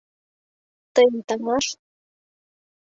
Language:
Mari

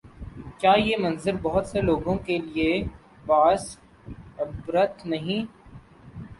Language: Urdu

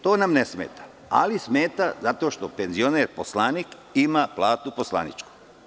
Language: Serbian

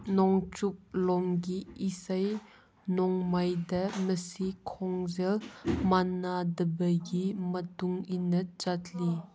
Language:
Manipuri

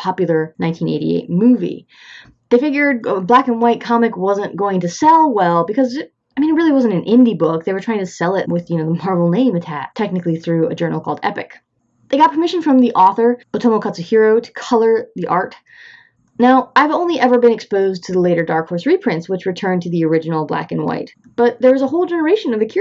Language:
English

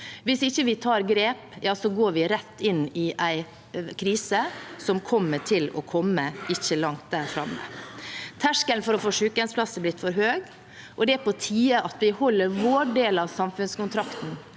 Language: Norwegian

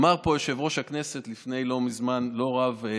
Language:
Hebrew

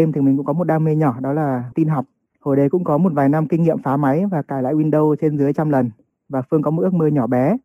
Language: Vietnamese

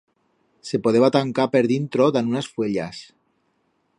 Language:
Aragonese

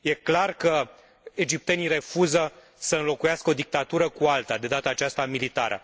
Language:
Romanian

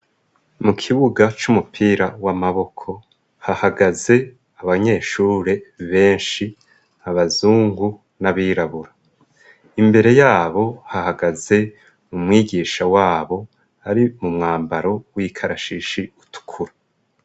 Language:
Rundi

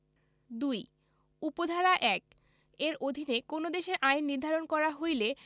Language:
Bangla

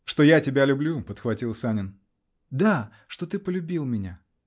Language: Russian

